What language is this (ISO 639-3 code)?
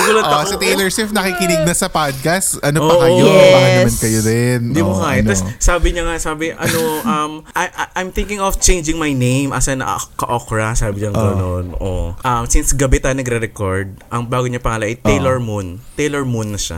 fil